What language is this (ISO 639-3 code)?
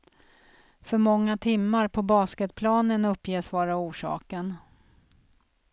swe